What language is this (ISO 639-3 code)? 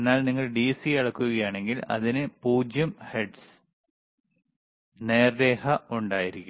mal